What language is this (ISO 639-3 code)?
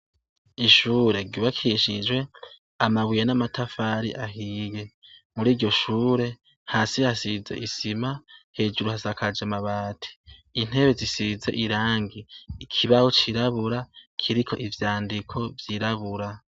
run